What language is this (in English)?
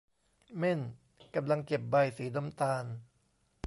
Thai